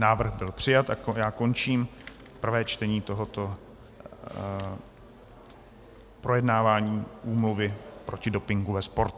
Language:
Czech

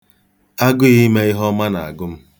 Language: Igbo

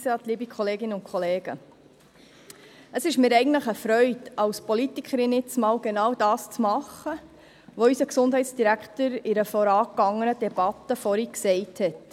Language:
Swiss German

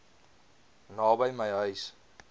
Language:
Afrikaans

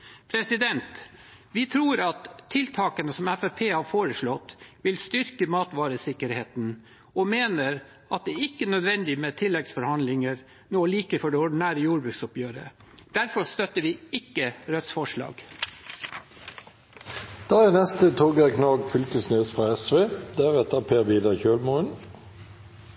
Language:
Norwegian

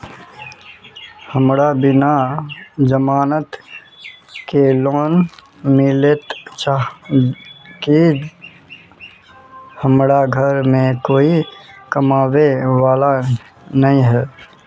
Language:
Magahi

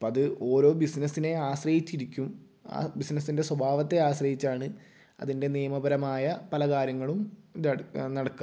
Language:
Malayalam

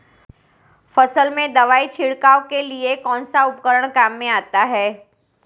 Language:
Hindi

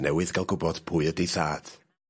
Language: Welsh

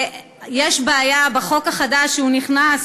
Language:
Hebrew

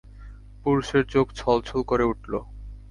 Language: Bangla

